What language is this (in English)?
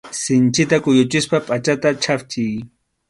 Arequipa-La Unión Quechua